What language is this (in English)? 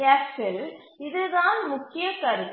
Tamil